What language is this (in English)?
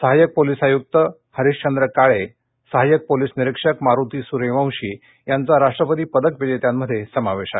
Marathi